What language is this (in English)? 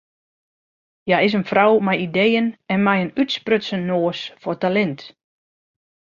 Western Frisian